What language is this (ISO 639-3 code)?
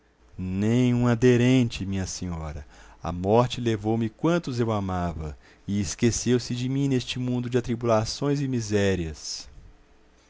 por